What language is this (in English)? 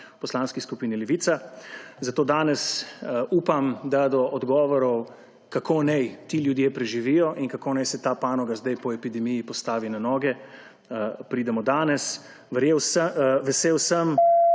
Slovenian